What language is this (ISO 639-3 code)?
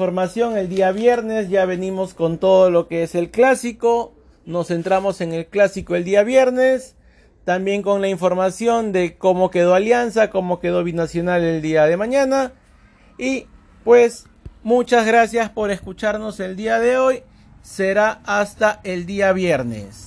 spa